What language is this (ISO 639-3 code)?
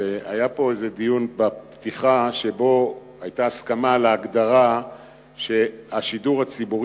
heb